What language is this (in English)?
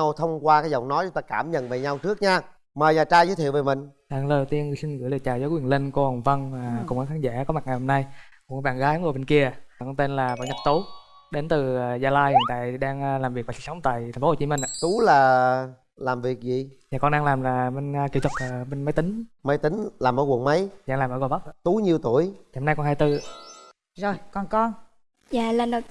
Vietnamese